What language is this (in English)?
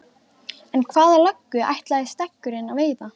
Icelandic